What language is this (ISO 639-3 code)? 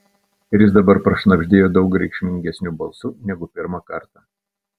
lit